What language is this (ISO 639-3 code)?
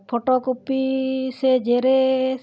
sat